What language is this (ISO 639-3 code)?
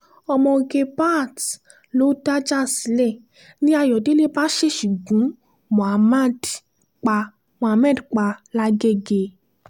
yor